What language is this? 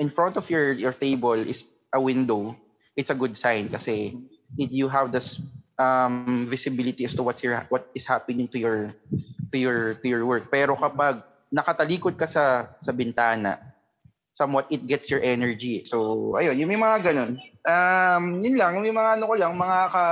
Filipino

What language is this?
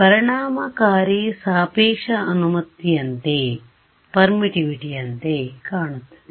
Kannada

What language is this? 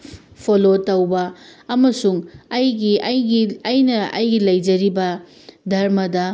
Manipuri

